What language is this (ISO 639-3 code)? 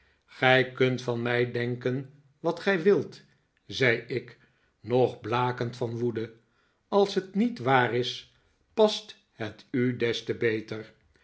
nld